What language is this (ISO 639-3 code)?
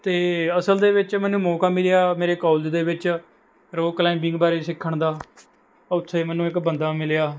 pan